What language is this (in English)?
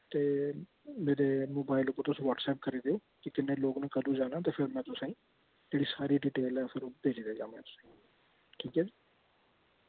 Dogri